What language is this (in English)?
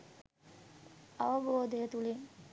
Sinhala